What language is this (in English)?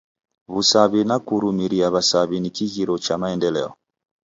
Taita